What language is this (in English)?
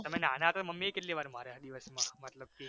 Gujarati